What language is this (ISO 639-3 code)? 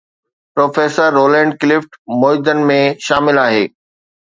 snd